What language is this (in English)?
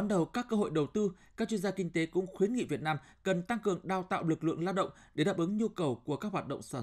Vietnamese